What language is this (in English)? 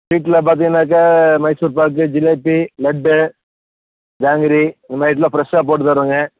Tamil